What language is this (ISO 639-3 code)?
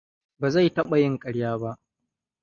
hau